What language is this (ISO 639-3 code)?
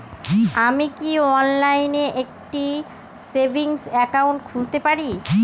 ben